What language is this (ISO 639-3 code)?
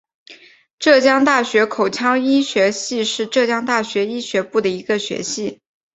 zho